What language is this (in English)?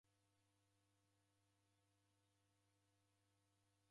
Taita